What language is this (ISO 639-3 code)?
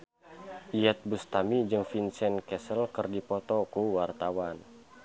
sun